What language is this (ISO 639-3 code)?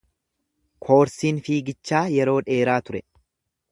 orm